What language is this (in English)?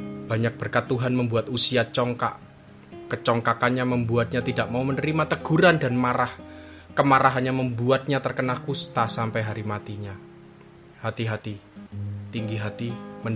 Indonesian